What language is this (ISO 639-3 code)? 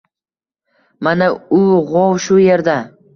uzb